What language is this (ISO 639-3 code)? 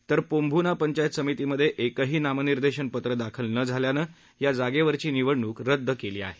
mar